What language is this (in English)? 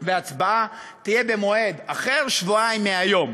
Hebrew